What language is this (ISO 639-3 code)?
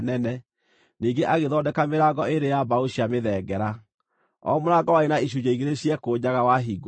kik